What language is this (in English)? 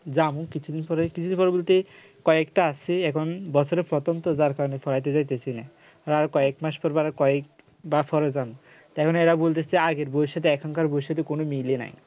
Bangla